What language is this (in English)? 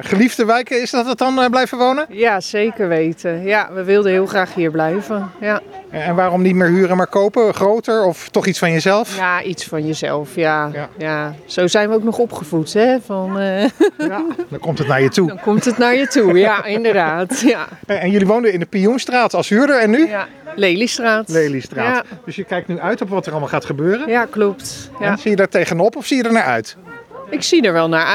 Dutch